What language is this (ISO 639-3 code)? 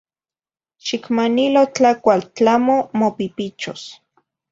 nhi